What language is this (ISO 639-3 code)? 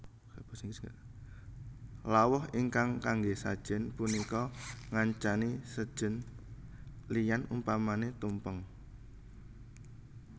jav